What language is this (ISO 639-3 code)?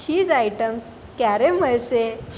guj